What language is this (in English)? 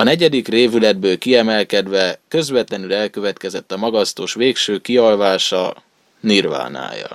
Hungarian